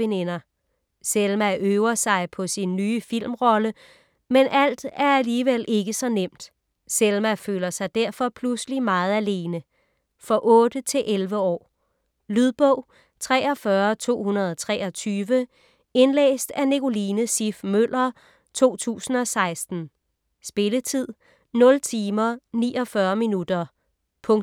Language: Danish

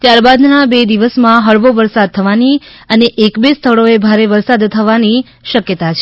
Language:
Gujarati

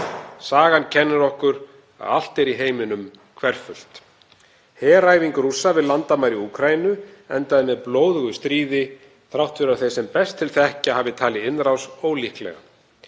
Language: Icelandic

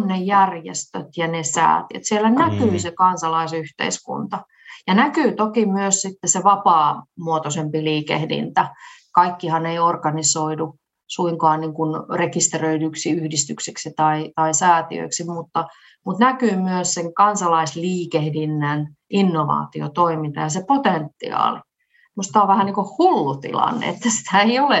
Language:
Finnish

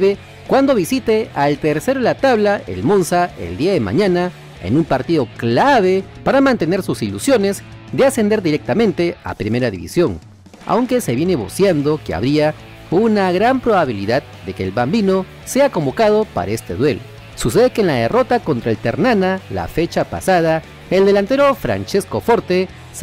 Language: Spanish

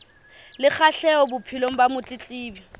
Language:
Southern Sotho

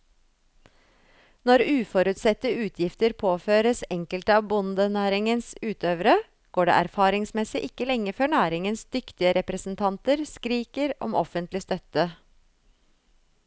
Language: Norwegian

